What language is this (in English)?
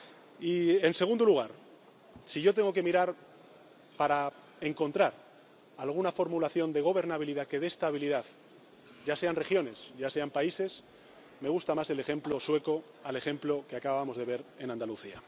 Spanish